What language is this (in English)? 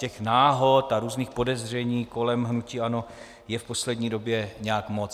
Czech